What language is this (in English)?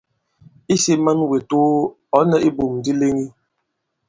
Bankon